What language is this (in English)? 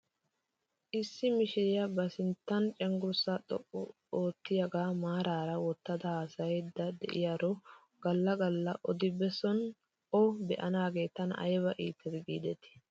Wolaytta